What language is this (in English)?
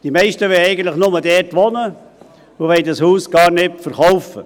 Swiss German